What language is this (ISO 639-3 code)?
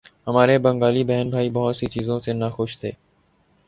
urd